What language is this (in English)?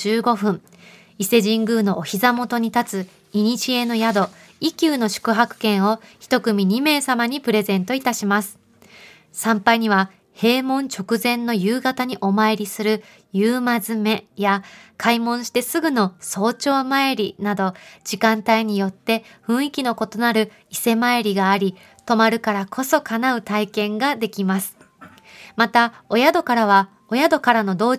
Japanese